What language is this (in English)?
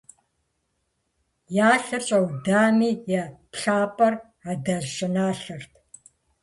Kabardian